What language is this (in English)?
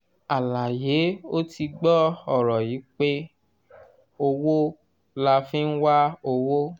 Yoruba